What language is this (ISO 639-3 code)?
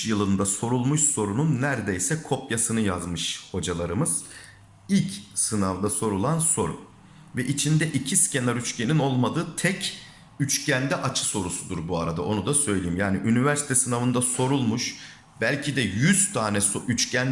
tur